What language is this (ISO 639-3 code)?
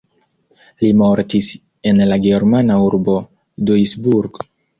epo